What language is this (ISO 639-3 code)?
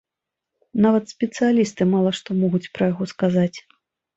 bel